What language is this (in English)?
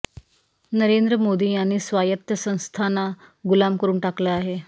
Marathi